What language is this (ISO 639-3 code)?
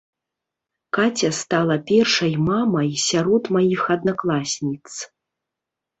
bel